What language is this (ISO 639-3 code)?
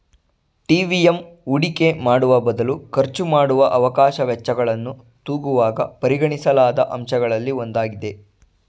kan